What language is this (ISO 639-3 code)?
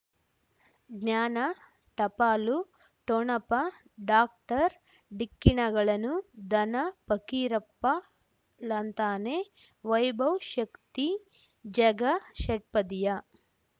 kan